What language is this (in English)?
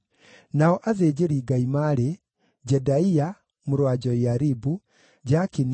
Kikuyu